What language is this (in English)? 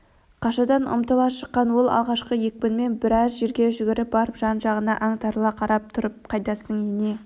Kazakh